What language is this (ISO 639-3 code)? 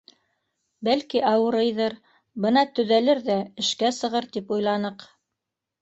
bak